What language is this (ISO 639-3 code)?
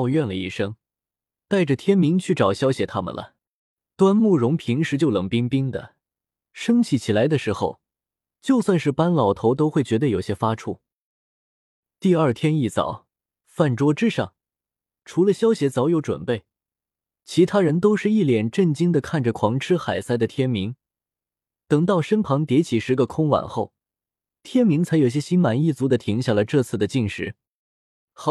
zho